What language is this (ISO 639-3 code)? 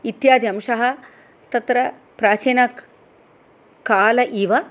san